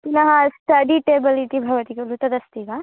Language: Sanskrit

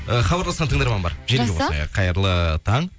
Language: Kazakh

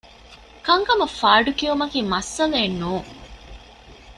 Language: Divehi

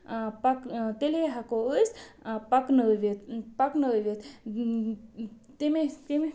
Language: Kashmiri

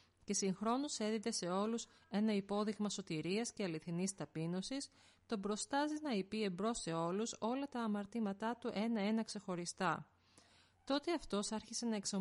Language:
Greek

